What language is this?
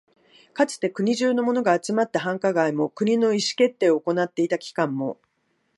Japanese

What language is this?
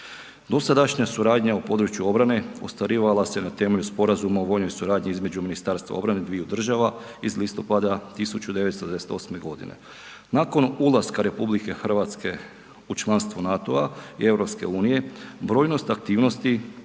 Croatian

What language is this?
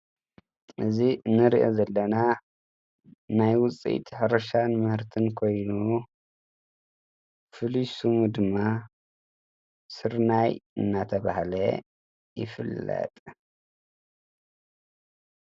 Tigrinya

